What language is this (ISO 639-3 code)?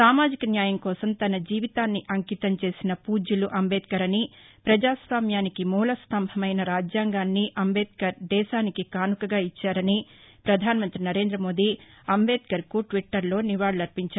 tel